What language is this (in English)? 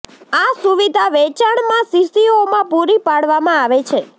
Gujarati